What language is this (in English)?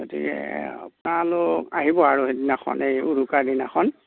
Assamese